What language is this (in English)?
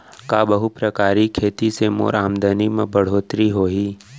Chhattisgarhi